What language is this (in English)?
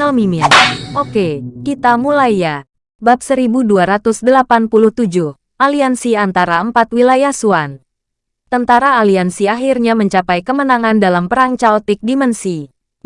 Indonesian